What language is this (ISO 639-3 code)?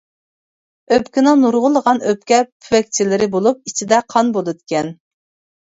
uig